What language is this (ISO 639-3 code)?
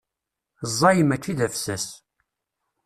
kab